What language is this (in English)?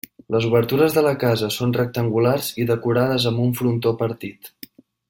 Catalan